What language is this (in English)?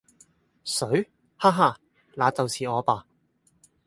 Cantonese